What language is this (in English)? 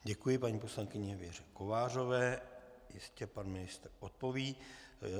Czech